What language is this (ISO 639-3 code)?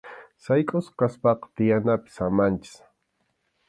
qxu